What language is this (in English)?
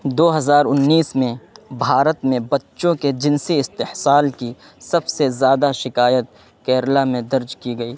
Urdu